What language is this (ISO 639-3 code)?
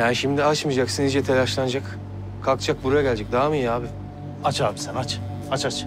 tur